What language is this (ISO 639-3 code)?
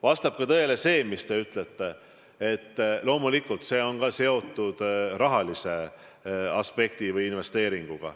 est